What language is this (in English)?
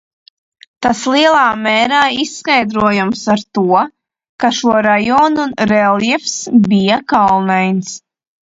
Latvian